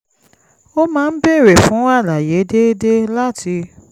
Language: Yoruba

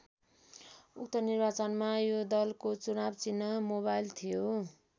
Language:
Nepali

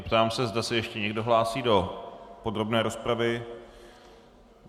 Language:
Czech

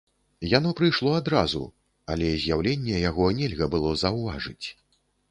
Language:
Belarusian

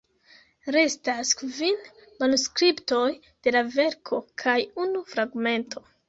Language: Esperanto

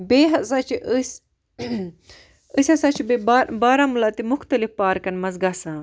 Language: Kashmiri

